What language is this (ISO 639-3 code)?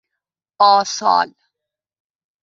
fas